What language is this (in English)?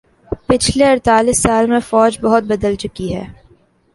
Urdu